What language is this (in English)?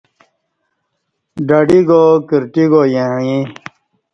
Kati